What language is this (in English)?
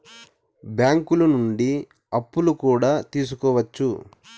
Telugu